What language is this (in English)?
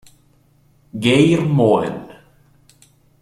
Italian